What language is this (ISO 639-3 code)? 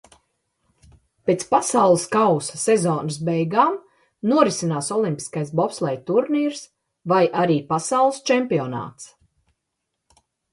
lav